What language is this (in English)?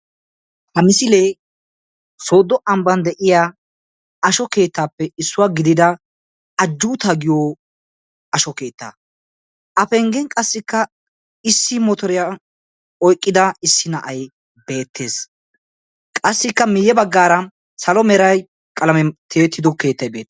Wolaytta